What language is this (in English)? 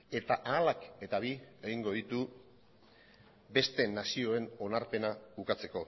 Basque